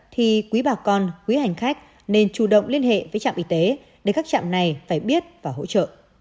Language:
Vietnamese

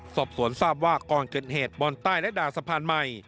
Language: Thai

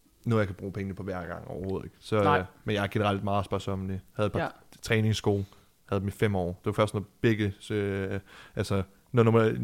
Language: Danish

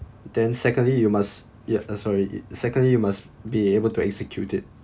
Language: English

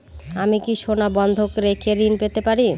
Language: Bangla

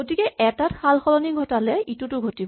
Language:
Assamese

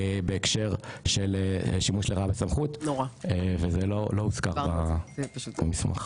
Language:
Hebrew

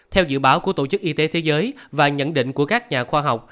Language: Vietnamese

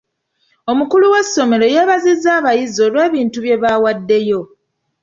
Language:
Ganda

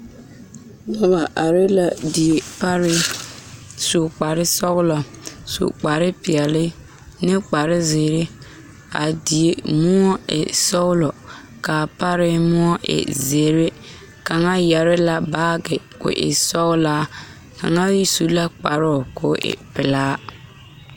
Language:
Southern Dagaare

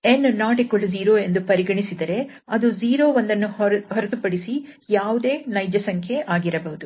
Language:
Kannada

